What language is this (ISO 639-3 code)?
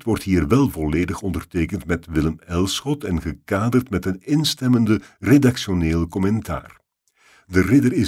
nld